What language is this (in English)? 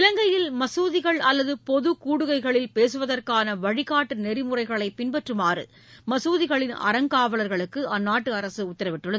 Tamil